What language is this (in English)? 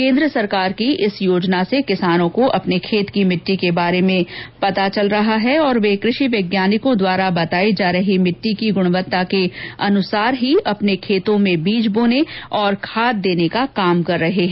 Hindi